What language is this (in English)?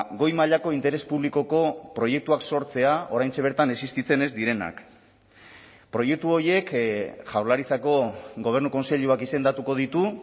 Basque